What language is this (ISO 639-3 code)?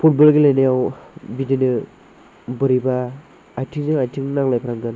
brx